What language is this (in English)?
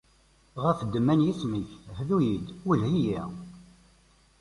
Kabyle